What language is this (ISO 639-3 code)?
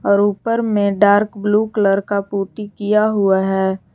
hin